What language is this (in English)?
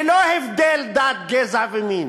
Hebrew